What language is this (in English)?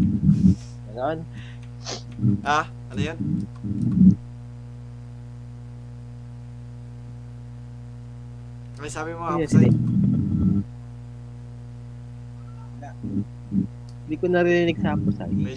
Filipino